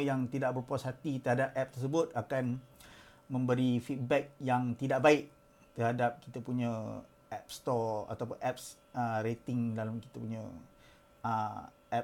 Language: Malay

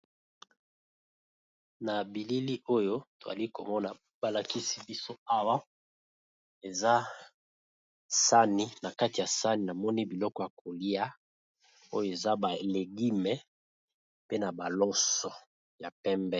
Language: Lingala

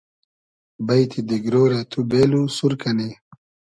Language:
Hazaragi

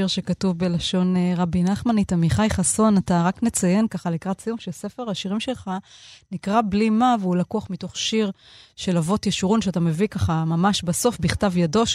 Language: Hebrew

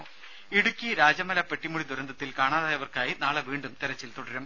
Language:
Malayalam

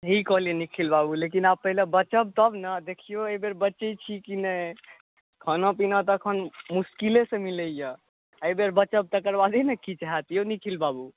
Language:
Maithili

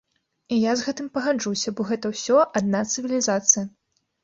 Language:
Belarusian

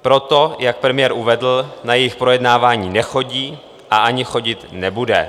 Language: Czech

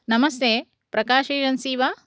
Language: Sanskrit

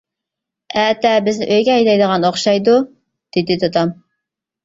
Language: Uyghur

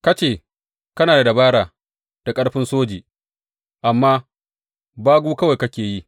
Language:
Hausa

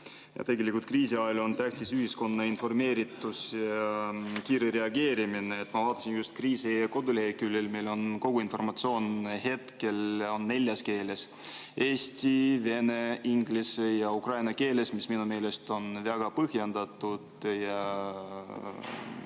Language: Estonian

